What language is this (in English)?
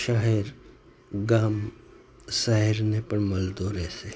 Gujarati